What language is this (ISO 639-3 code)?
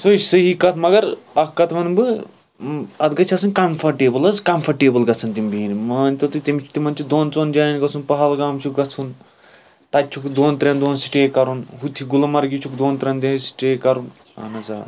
kas